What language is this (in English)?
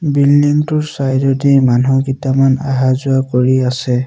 Assamese